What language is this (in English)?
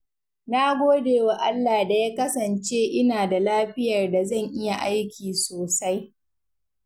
Hausa